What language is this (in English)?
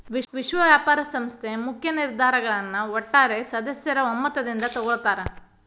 Kannada